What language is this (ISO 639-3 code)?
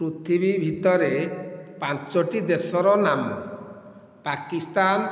ori